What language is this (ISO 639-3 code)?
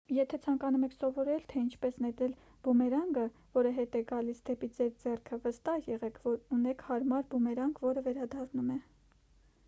hye